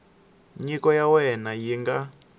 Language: Tsonga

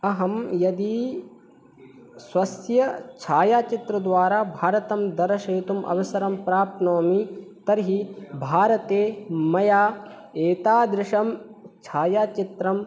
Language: Sanskrit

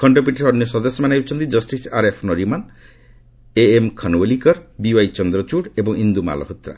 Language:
Odia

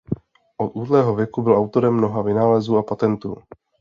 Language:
Czech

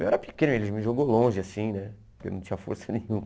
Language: Portuguese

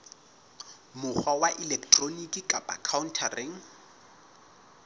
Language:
Southern Sotho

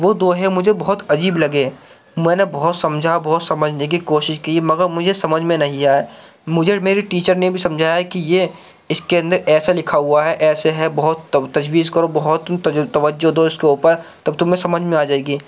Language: Urdu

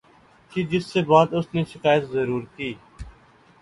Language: Urdu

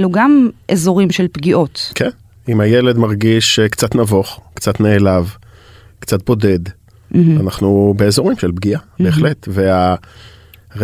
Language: Hebrew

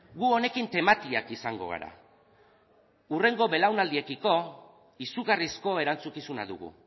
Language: Basque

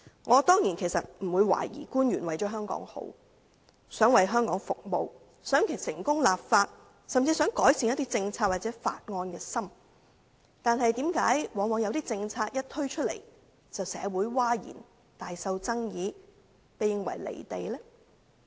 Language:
Cantonese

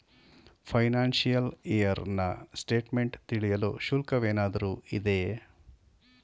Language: Kannada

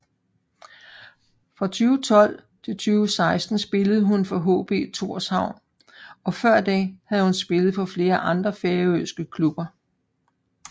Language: Danish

